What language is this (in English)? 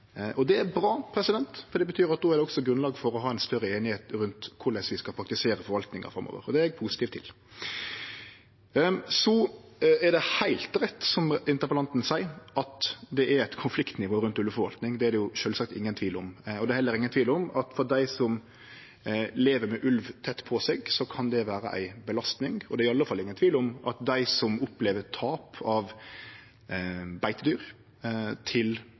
Norwegian Nynorsk